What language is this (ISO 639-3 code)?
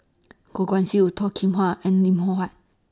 eng